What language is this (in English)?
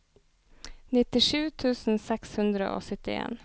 Norwegian